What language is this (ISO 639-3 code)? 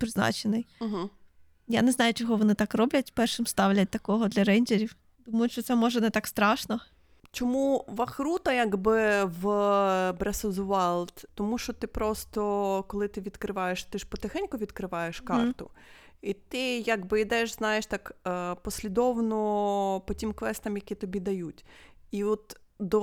ukr